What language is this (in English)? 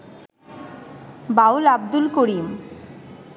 Bangla